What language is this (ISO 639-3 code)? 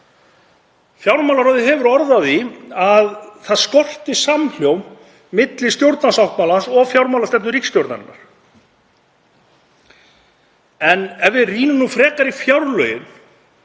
isl